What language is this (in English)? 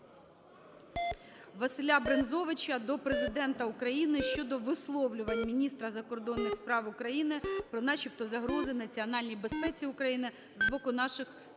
Ukrainian